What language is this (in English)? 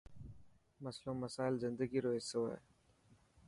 Dhatki